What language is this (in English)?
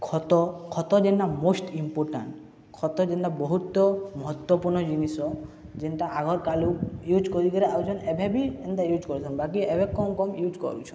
Odia